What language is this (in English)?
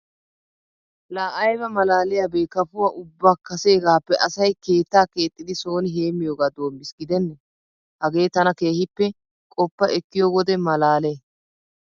Wolaytta